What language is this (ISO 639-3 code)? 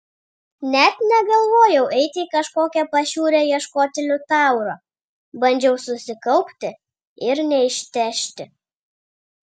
lit